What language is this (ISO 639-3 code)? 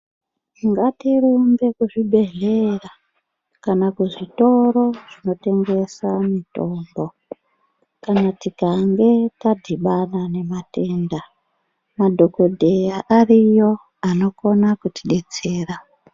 ndc